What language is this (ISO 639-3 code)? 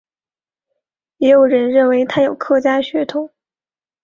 zho